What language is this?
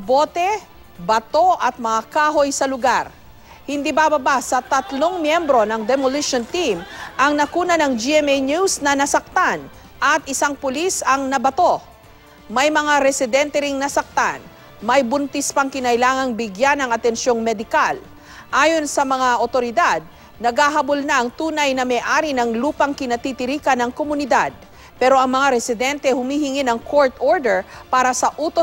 Filipino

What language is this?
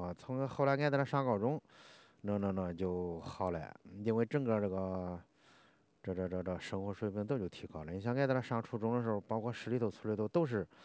Chinese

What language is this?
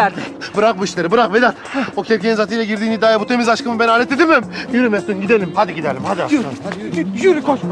Turkish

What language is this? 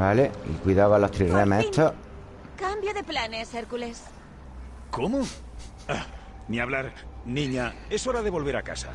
Spanish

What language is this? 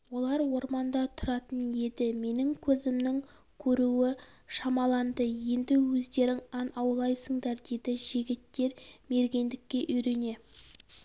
Kazakh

